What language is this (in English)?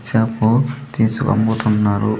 Telugu